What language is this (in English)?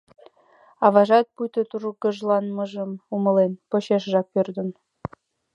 Mari